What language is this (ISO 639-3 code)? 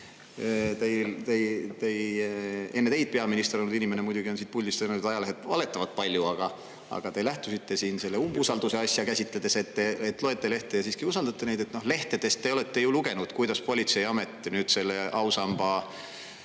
est